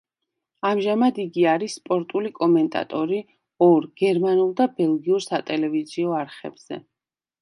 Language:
Georgian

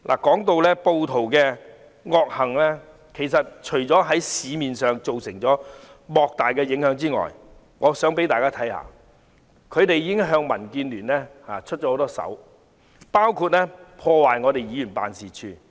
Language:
Cantonese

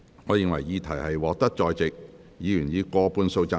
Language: Cantonese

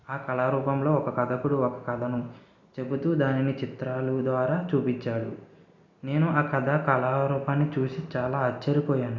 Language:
Telugu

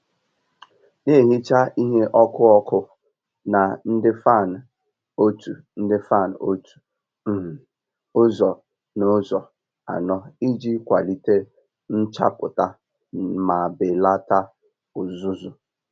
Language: Igbo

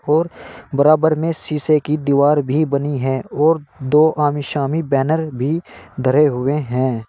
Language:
Hindi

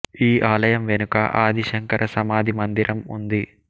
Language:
Telugu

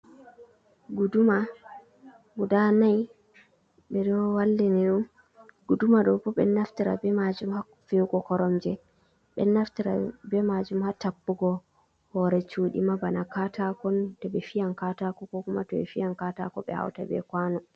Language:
Fula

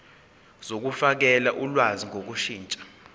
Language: Zulu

